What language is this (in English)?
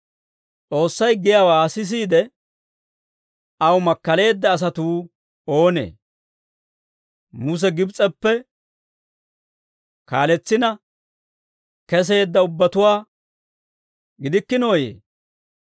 Dawro